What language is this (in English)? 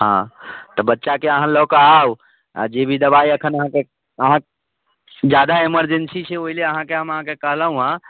Maithili